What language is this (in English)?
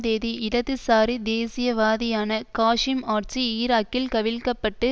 Tamil